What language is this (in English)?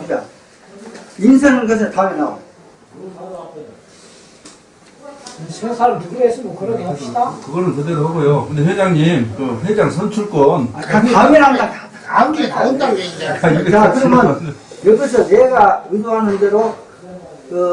Korean